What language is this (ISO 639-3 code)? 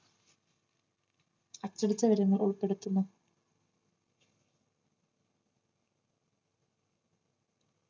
mal